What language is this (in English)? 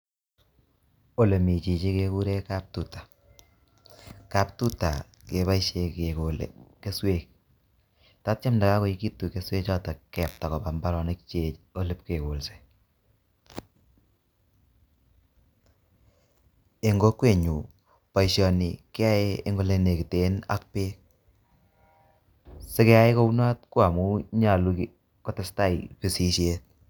Kalenjin